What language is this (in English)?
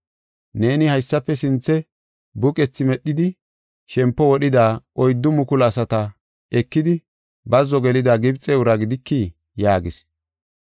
Gofa